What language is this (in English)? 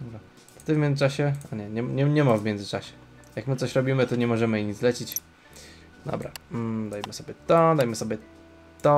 Polish